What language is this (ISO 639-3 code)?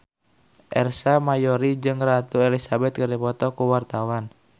sun